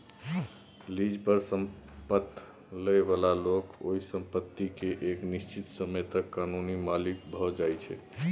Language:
Maithili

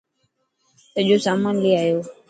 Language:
Dhatki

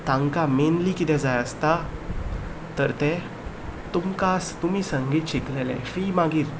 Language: Konkani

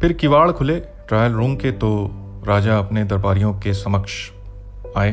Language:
Hindi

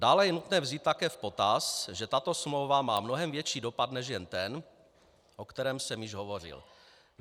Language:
Czech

